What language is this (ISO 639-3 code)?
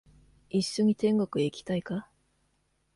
jpn